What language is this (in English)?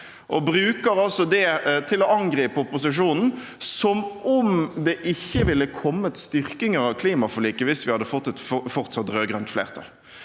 Norwegian